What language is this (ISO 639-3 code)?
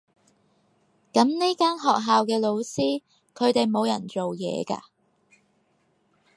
yue